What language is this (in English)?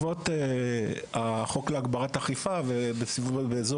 Hebrew